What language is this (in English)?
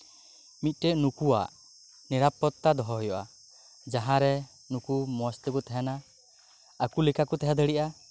Santali